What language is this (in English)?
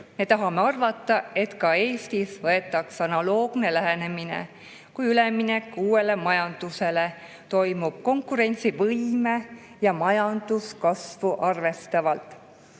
Estonian